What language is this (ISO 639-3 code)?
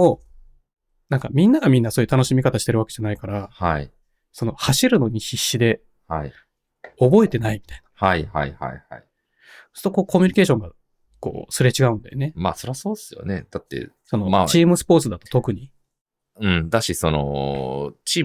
jpn